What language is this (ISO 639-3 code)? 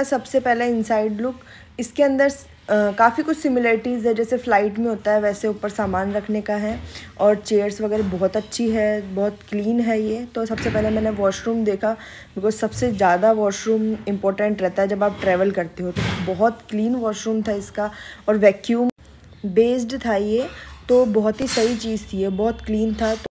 hin